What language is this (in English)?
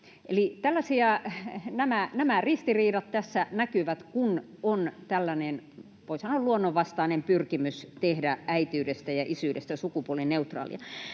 Finnish